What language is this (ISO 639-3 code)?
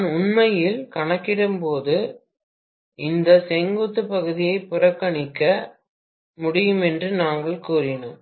tam